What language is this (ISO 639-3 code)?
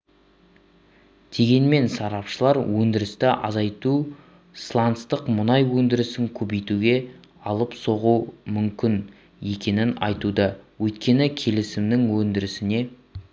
kaz